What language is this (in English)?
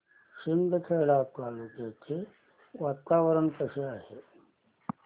Marathi